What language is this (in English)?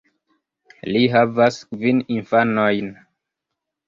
Esperanto